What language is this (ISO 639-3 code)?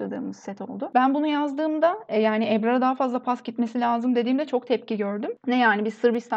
tur